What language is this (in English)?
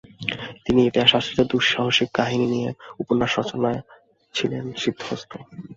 Bangla